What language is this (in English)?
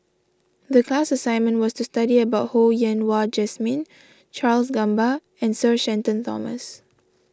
English